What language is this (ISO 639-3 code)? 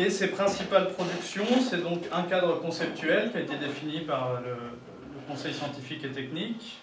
fra